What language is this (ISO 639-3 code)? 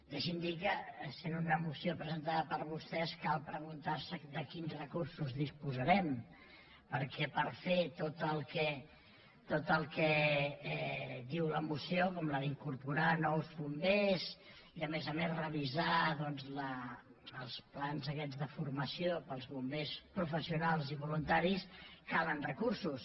cat